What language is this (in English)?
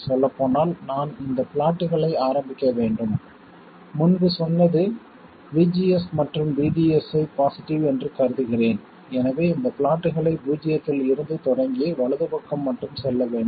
Tamil